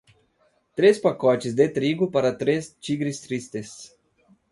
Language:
Portuguese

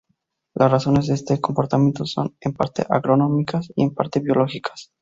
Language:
Spanish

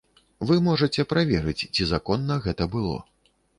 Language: Belarusian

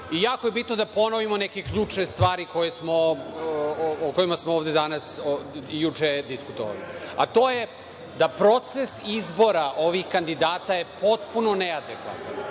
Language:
Serbian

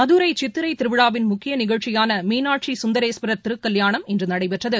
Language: Tamil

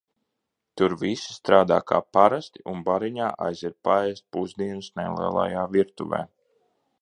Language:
Latvian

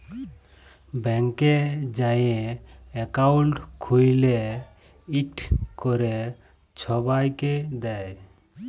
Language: Bangla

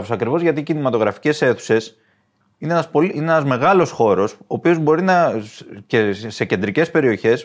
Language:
Greek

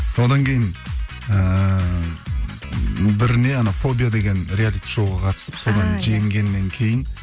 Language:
Kazakh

